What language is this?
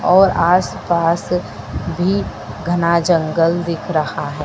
Hindi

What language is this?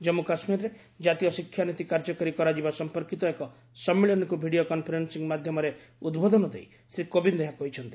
Odia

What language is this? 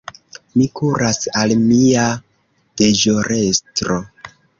Esperanto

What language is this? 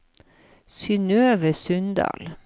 Norwegian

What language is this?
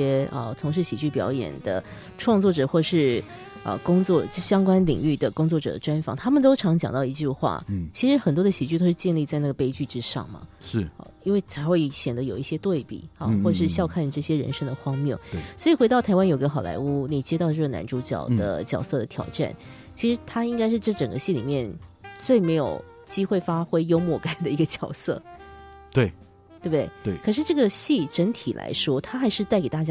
Chinese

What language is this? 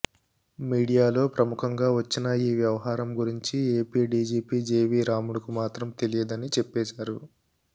Telugu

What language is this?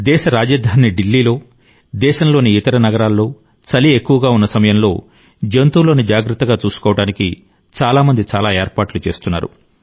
Telugu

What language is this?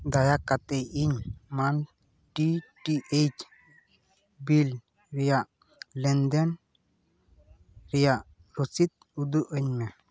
Santali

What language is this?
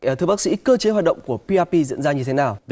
Vietnamese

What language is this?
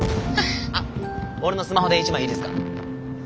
Japanese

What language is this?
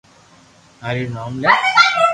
Loarki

